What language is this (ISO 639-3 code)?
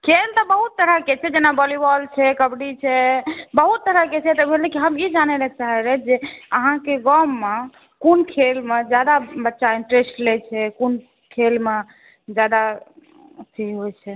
mai